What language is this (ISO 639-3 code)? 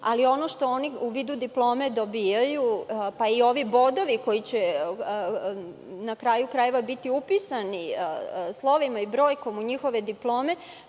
srp